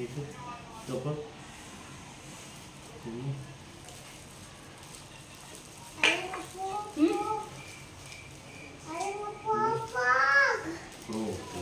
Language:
Indonesian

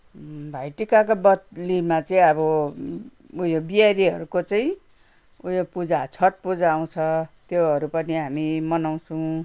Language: Nepali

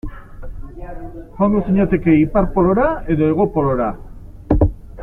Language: Basque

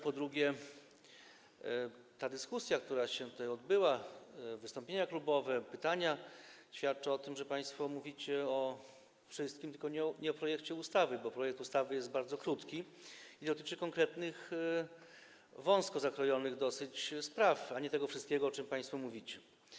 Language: Polish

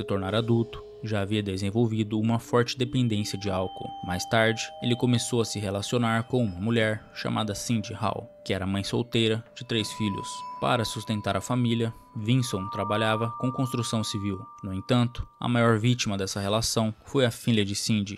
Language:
Portuguese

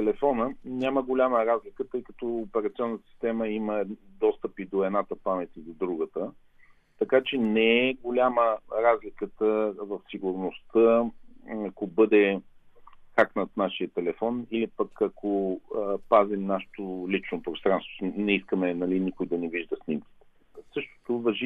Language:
Bulgarian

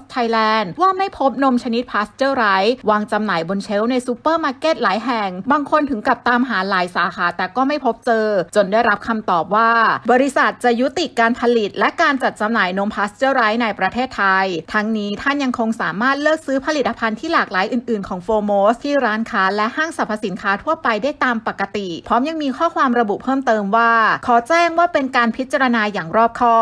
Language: Thai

